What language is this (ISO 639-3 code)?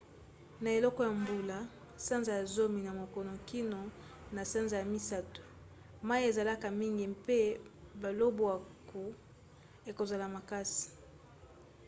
lin